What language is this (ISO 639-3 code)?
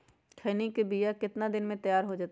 mag